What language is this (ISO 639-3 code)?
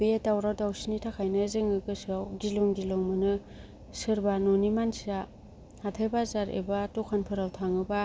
brx